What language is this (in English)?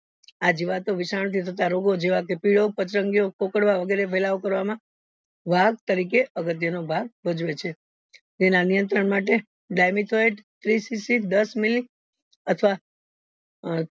Gujarati